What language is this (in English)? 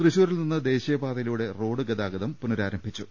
Malayalam